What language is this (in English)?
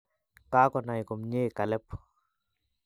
Kalenjin